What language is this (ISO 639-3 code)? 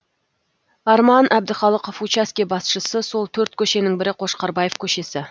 kaz